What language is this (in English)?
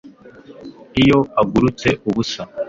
Kinyarwanda